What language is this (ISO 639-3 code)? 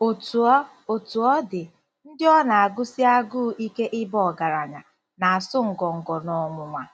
ibo